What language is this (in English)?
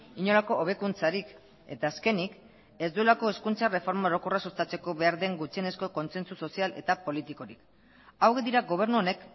Basque